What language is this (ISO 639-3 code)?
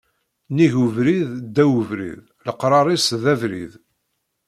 kab